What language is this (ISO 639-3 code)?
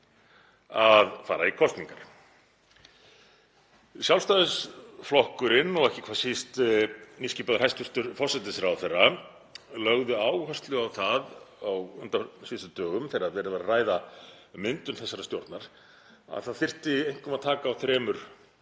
isl